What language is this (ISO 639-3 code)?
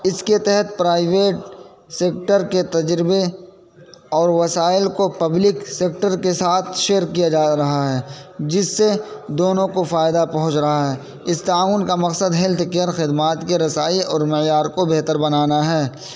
urd